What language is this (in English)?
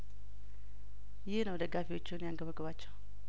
Amharic